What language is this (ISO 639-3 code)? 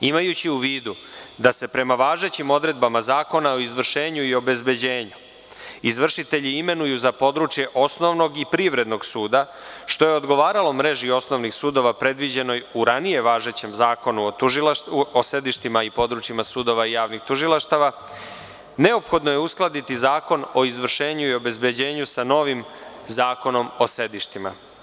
srp